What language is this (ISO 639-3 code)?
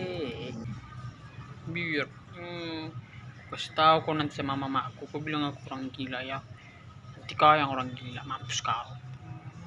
ind